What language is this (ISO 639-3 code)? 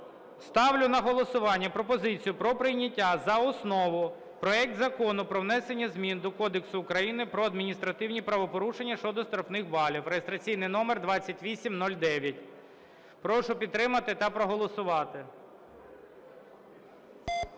ukr